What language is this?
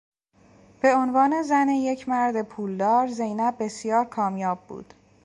Persian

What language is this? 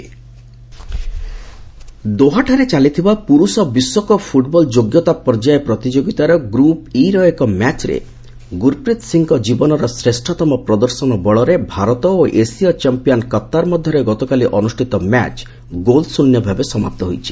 Odia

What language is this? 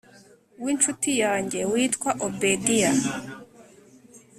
Kinyarwanda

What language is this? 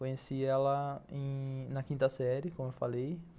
Portuguese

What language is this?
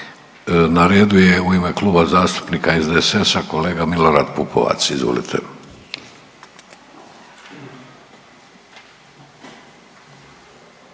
Croatian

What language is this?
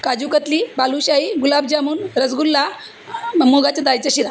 Marathi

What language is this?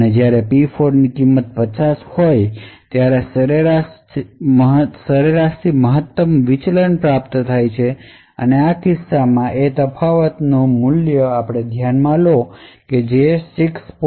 Gujarati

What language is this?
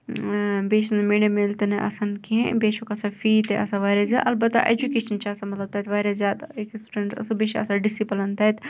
Kashmiri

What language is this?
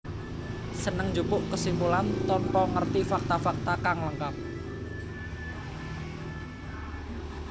Javanese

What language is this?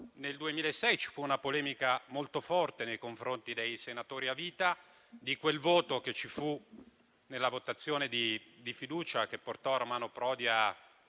Italian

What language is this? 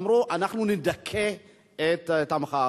Hebrew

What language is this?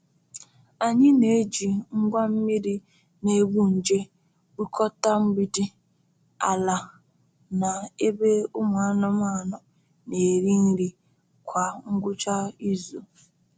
Igbo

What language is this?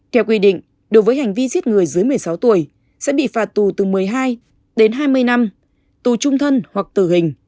Vietnamese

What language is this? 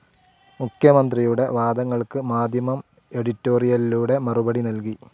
Malayalam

